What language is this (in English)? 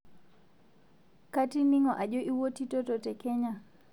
Masai